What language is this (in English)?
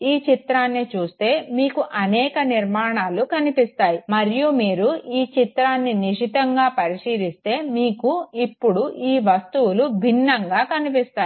Telugu